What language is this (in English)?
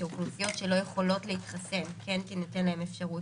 Hebrew